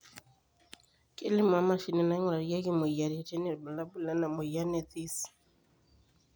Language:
Masai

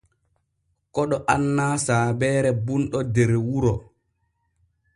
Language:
Borgu Fulfulde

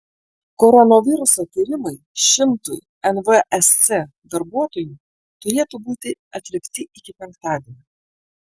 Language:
Lithuanian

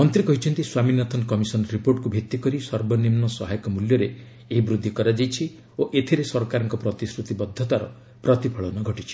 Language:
Odia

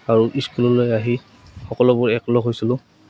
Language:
Assamese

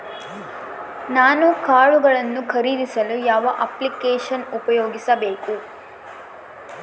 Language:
Kannada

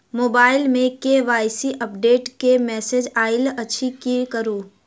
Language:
Maithili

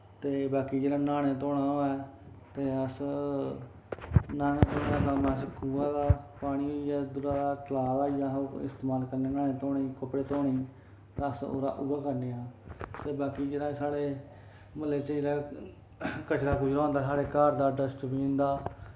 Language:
Dogri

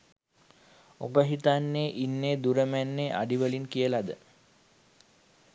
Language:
Sinhala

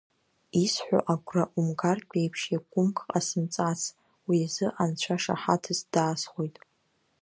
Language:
Abkhazian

